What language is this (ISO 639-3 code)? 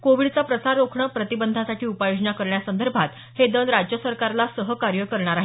mar